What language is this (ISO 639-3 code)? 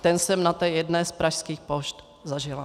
ces